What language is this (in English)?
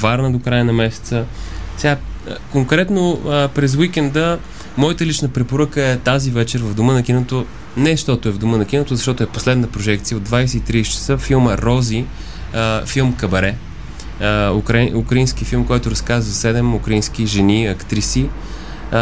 Bulgarian